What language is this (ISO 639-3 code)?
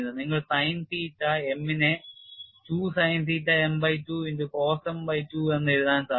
mal